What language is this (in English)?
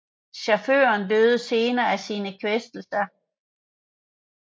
Danish